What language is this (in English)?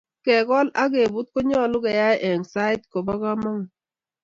Kalenjin